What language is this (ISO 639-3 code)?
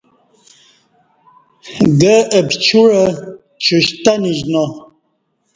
bsh